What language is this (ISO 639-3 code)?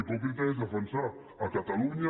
cat